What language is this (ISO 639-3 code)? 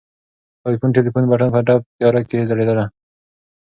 pus